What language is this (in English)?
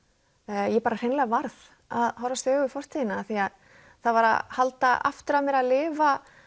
Icelandic